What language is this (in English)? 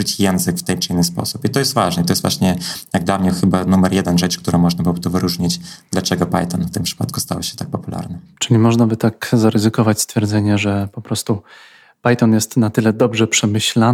Polish